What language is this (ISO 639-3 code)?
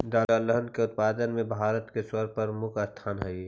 mag